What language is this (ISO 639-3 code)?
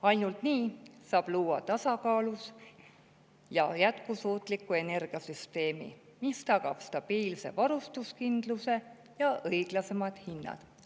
est